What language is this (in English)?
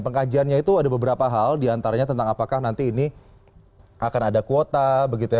Indonesian